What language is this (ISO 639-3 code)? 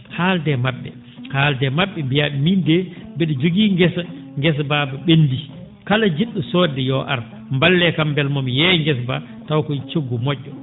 ful